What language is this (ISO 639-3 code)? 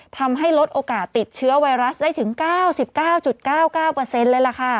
tha